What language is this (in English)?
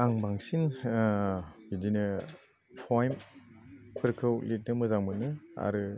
Bodo